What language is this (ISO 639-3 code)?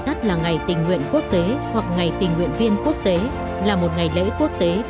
vie